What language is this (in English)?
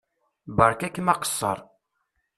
Kabyle